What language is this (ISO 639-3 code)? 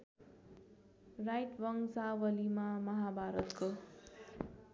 nep